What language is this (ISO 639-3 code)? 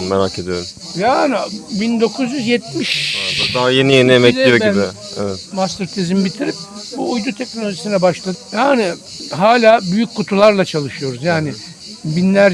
tur